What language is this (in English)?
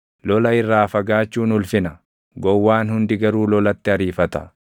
Oromo